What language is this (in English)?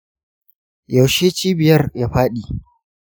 Hausa